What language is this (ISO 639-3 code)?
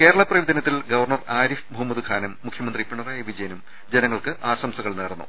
mal